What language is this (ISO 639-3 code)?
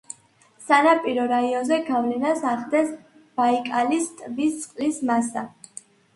kat